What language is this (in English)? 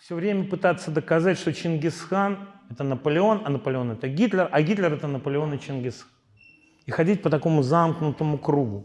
Russian